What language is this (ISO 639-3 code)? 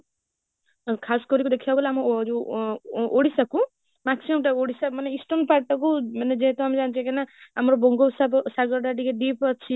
ori